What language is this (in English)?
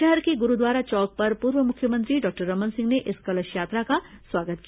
Hindi